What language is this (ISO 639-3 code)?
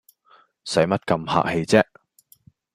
yue